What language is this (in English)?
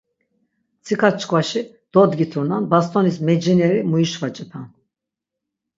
Laz